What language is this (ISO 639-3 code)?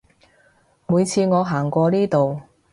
yue